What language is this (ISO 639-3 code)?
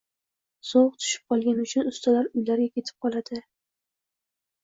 uzb